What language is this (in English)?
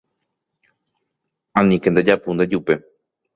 Guarani